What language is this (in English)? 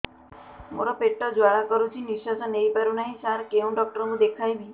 Odia